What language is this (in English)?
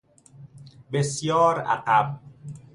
Persian